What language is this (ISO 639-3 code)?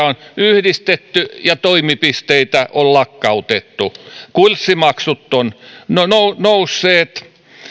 fin